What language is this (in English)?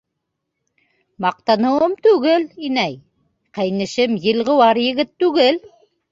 Bashkir